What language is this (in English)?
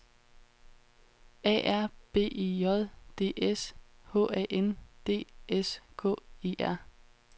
Danish